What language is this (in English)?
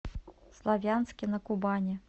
Russian